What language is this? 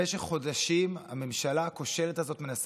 Hebrew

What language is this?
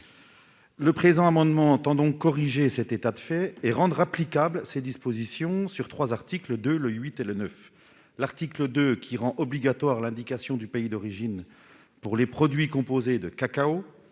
French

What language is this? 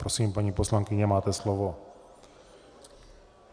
Czech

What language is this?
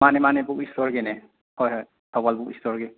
Manipuri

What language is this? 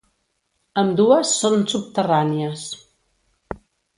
Catalan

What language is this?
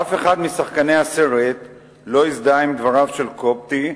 Hebrew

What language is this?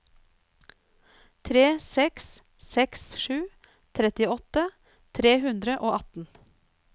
Norwegian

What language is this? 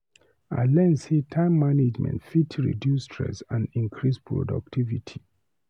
Nigerian Pidgin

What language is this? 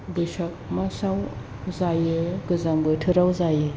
Bodo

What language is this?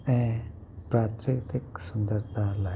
Sindhi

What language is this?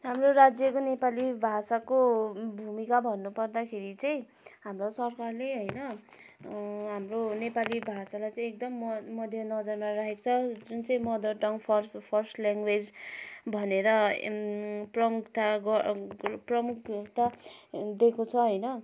Nepali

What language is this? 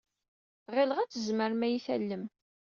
Kabyle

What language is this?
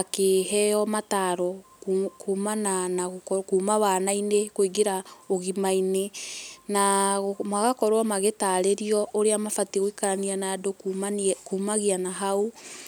Kikuyu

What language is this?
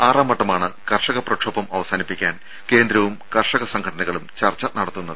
Malayalam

